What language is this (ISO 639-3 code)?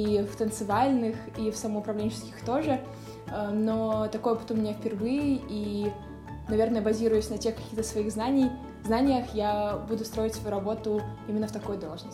rus